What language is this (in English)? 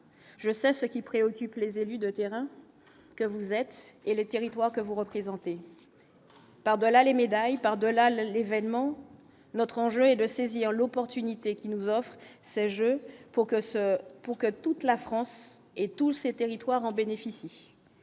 French